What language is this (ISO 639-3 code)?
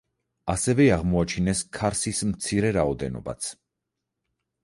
kat